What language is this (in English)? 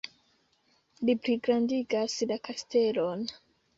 Esperanto